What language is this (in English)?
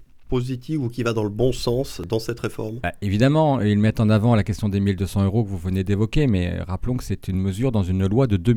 French